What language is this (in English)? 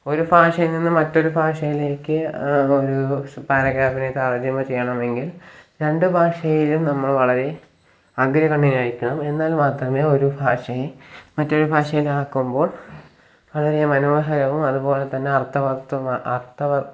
Malayalam